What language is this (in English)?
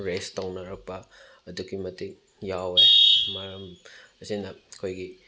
Manipuri